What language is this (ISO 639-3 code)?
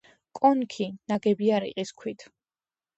kat